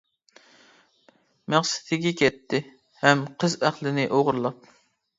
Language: Uyghur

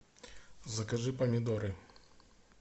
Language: Russian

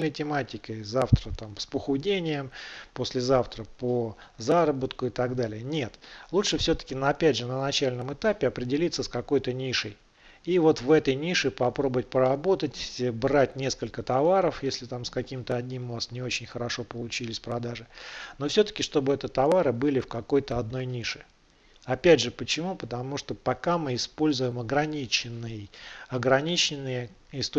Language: Russian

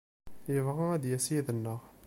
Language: Kabyle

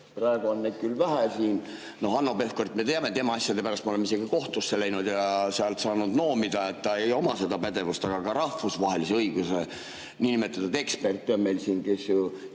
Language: Estonian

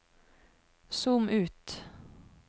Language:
Norwegian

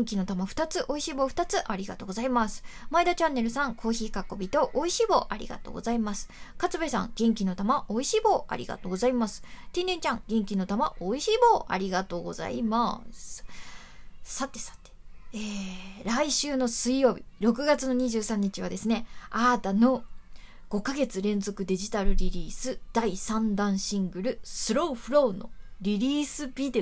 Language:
Japanese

